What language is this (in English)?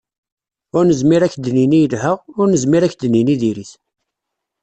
Kabyle